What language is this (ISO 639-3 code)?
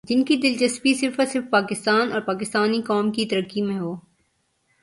urd